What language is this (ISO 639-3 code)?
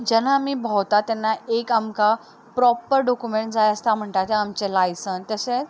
kok